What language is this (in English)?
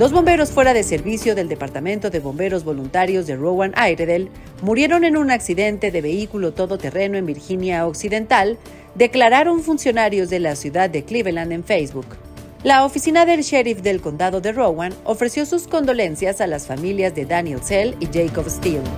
Spanish